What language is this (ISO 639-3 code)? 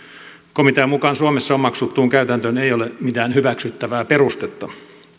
fin